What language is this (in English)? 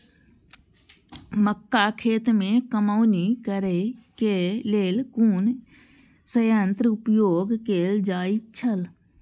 Maithili